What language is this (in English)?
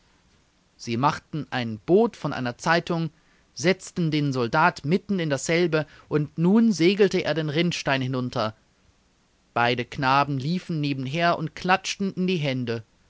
German